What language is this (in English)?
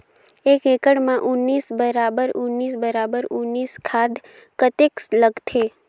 Chhattisgarhi